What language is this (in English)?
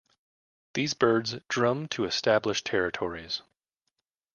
English